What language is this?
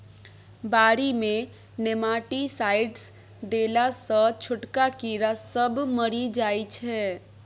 Maithili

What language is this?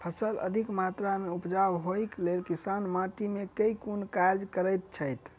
Maithili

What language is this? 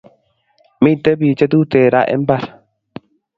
Kalenjin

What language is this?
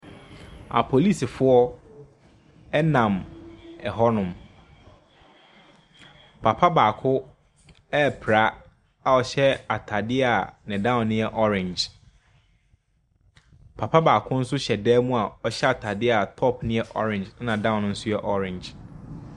Akan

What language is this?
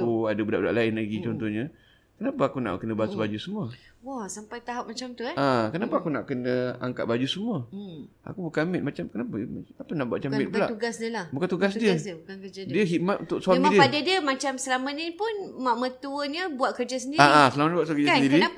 Malay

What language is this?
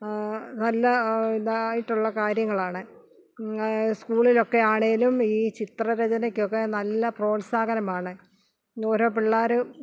Malayalam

